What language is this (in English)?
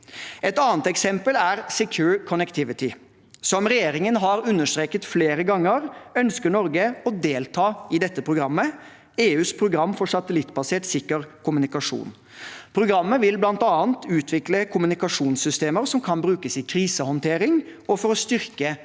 Norwegian